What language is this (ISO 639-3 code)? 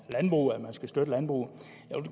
dan